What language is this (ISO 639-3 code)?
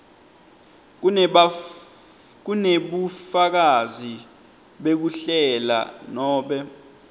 ssw